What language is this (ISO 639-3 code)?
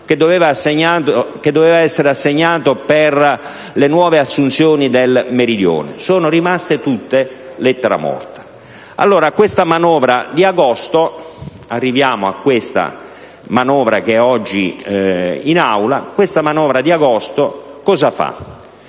ita